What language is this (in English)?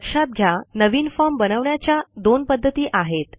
Marathi